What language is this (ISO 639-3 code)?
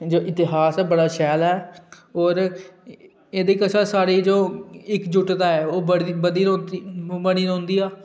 doi